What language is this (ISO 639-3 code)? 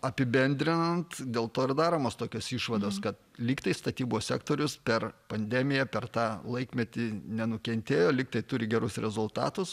lit